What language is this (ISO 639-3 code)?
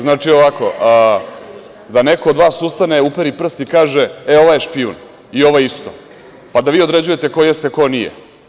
srp